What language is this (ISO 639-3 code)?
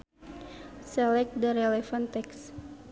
sun